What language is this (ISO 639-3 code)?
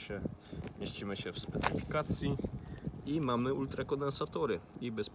pol